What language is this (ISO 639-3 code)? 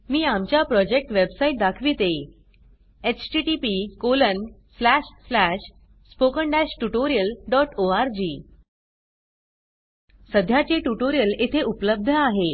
mar